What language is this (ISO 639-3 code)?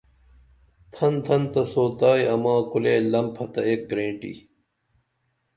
dml